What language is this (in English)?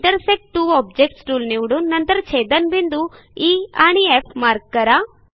Marathi